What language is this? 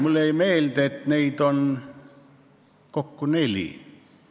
Estonian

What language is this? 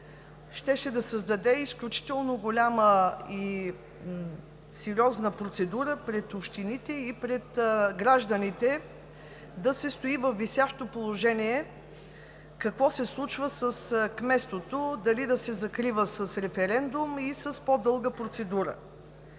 Bulgarian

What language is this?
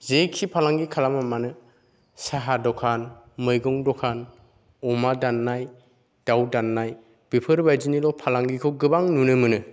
Bodo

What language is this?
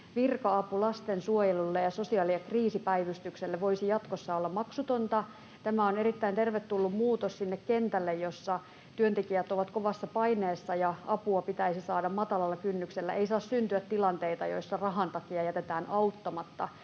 Finnish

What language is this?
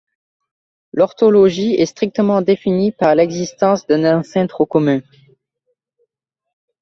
French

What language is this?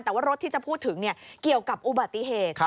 Thai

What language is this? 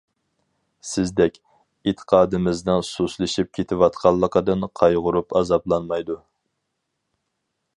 Uyghur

